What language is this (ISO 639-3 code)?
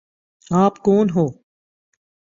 urd